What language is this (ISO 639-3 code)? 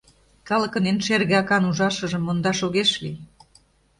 chm